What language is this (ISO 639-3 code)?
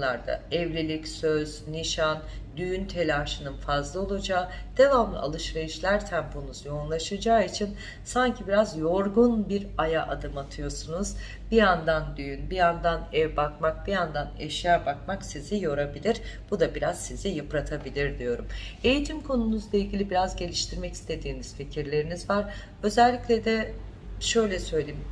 tur